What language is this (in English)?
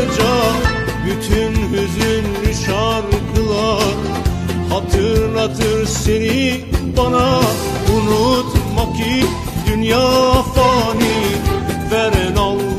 Turkish